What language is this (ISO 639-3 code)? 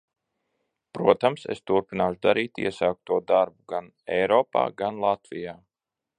lav